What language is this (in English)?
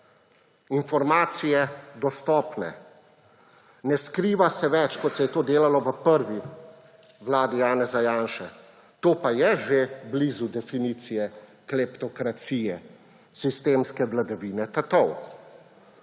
Slovenian